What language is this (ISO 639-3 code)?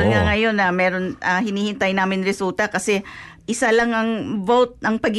fil